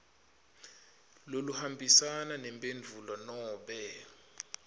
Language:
Swati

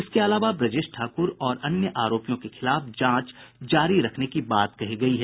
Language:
Hindi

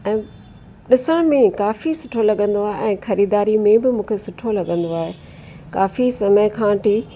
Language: Sindhi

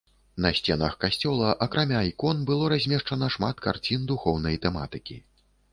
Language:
Belarusian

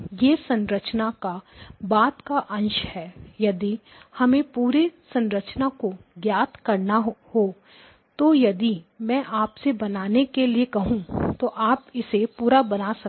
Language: Hindi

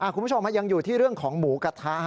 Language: Thai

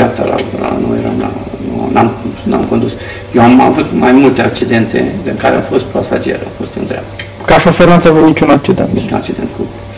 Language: Romanian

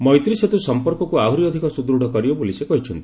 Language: Odia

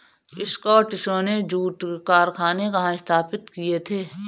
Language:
Hindi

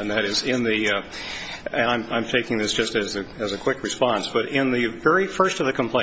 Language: English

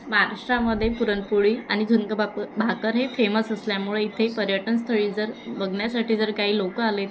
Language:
Marathi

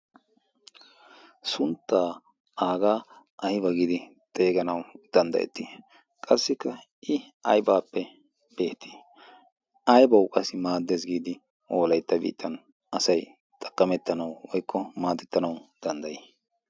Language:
Wolaytta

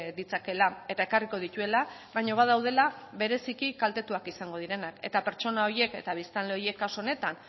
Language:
Basque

